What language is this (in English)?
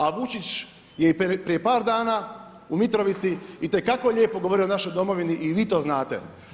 Croatian